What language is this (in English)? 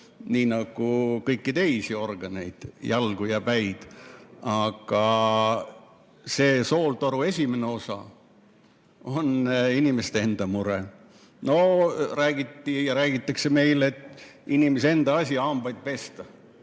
Estonian